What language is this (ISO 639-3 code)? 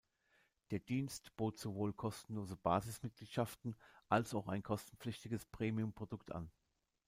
deu